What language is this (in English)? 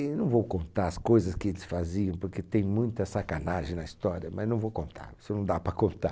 Portuguese